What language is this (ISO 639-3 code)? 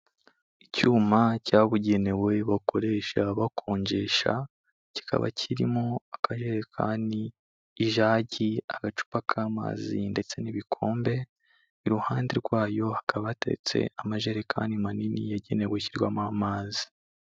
kin